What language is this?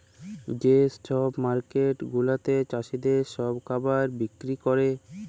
Bangla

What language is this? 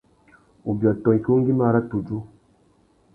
Tuki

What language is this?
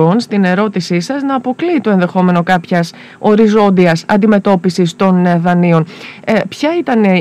Greek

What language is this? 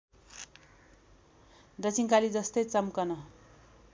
Nepali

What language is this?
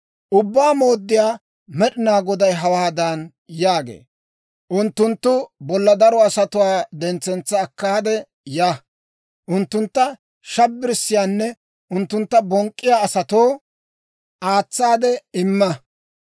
Dawro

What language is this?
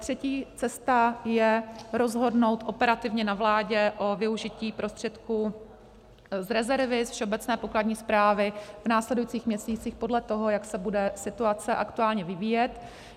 Czech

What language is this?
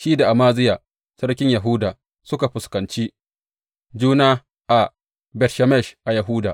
Hausa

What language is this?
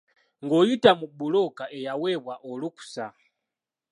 Ganda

